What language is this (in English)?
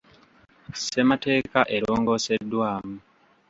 Ganda